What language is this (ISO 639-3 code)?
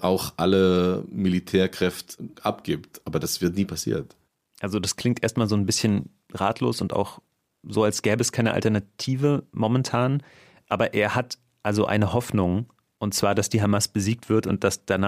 deu